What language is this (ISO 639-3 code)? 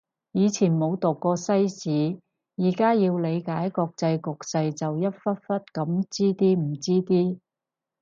yue